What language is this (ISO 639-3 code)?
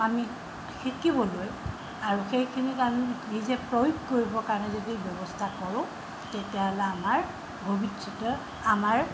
asm